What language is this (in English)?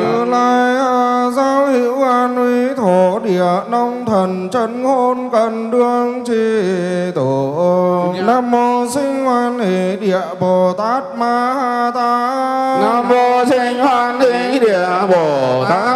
Vietnamese